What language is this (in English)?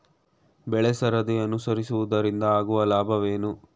Kannada